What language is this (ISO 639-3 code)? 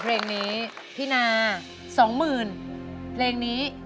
tha